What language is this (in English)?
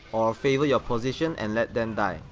English